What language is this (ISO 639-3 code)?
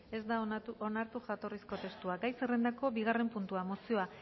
eus